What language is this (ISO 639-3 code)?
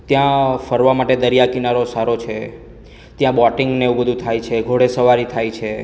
guj